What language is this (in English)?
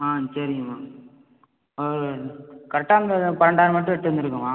Tamil